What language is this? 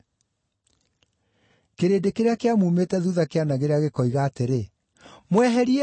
Kikuyu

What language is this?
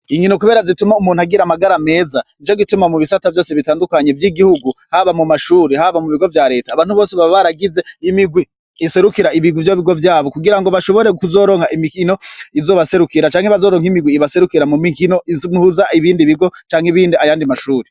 Rundi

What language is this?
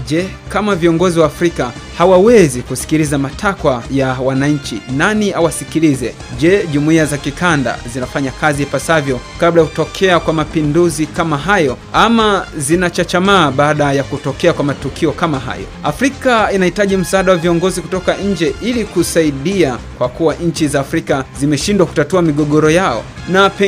Swahili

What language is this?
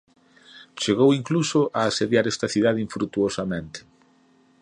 Galician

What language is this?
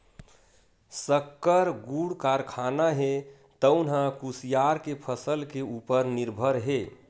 Chhattisgarhi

